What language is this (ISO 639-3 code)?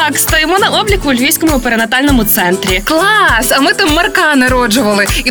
ukr